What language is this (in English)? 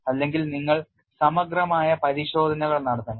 Malayalam